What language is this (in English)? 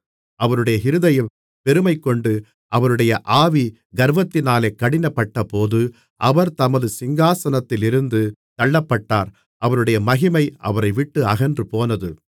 Tamil